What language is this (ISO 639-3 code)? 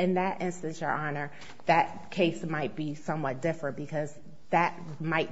eng